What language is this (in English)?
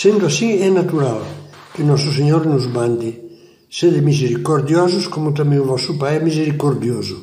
Portuguese